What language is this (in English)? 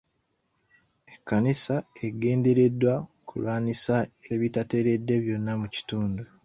Ganda